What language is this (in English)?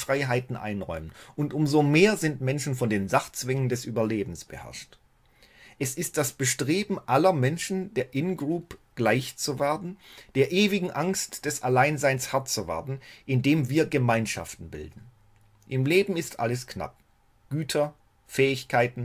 German